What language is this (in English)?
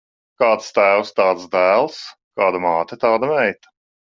Latvian